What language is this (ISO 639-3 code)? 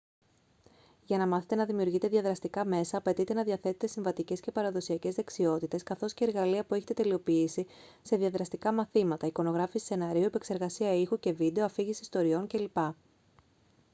ell